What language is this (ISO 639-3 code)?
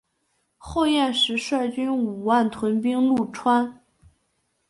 zho